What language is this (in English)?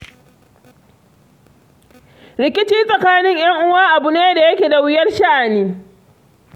Hausa